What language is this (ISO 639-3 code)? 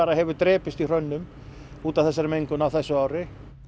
isl